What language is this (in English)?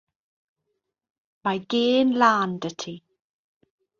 Welsh